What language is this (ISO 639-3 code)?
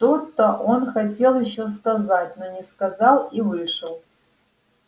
rus